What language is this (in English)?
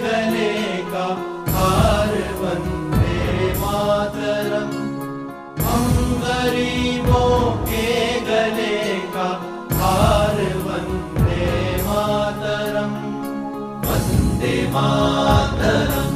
Hindi